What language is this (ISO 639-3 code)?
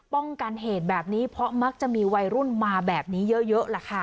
tha